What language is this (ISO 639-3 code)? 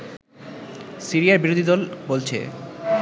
ben